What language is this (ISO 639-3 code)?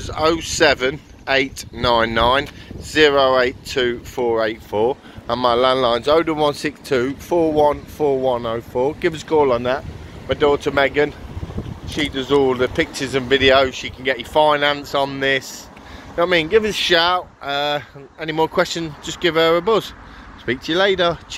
eng